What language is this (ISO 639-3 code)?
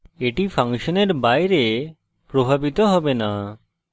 ben